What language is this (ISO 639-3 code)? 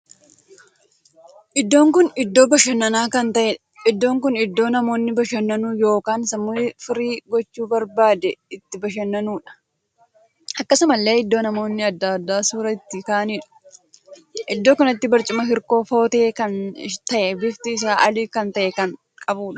orm